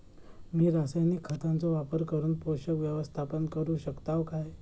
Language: Marathi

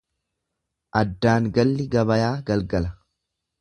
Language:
Oromo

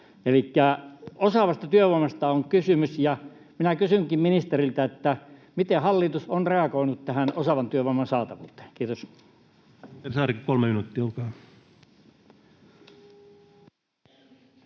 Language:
Finnish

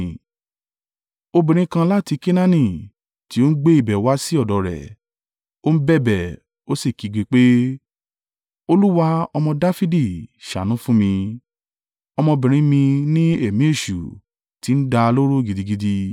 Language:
Yoruba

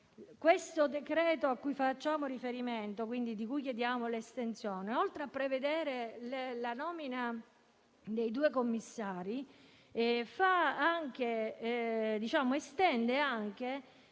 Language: Italian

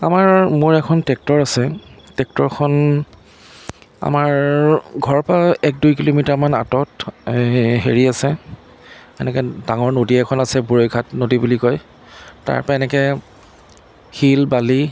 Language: Assamese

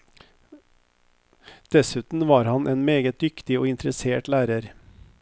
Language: Norwegian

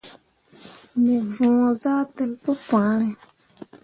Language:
Mundang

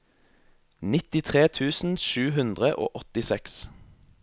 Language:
Norwegian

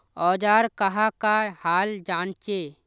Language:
Magahi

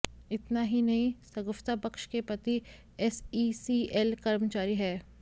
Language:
Hindi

